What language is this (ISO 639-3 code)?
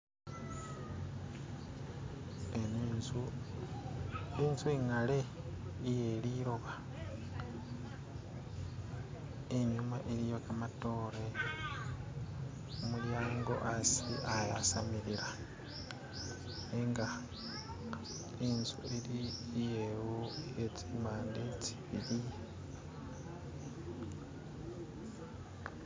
myx